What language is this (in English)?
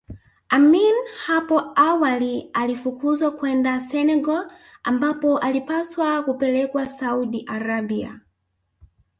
Swahili